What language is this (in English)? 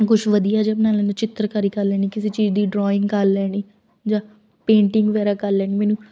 Punjabi